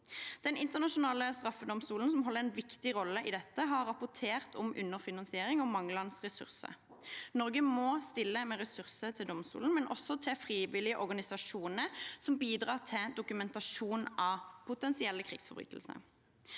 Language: Norwegian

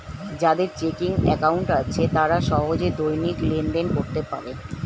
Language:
Bangla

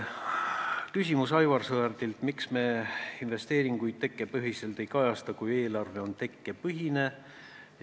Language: Estonian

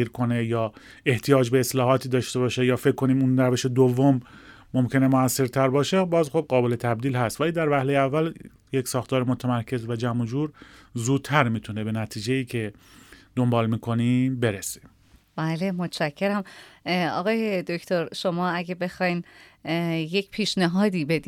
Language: Persian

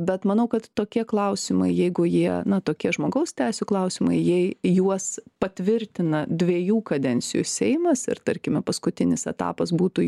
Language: Lithuanian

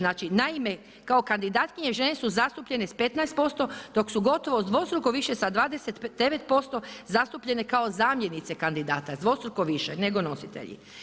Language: Croatian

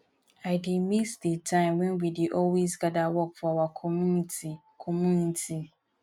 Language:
Nigerian Pidgin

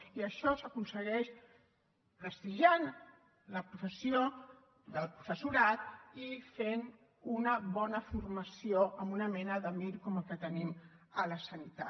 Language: Catalan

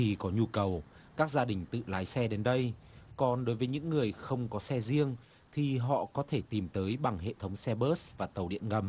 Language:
Vietnamese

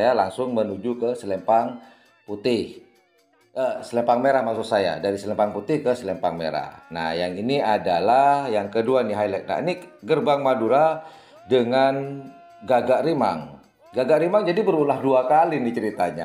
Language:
Indonesian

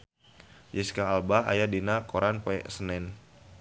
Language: Sundanese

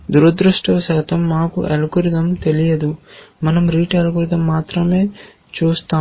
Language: Telugu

